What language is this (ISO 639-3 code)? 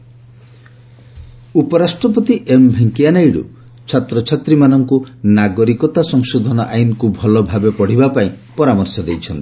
ori